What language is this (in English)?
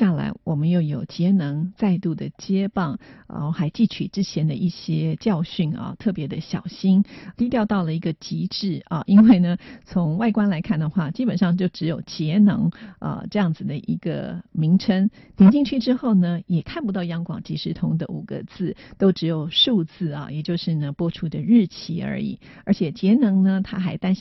Chinese